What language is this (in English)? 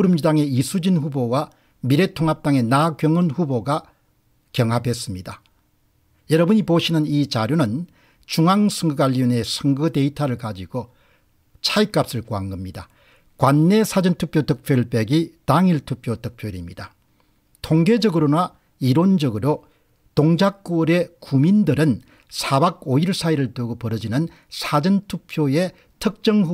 Korean